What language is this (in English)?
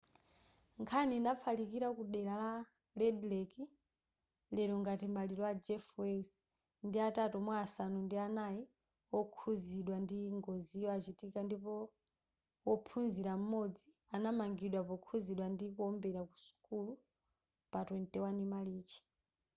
Nyanja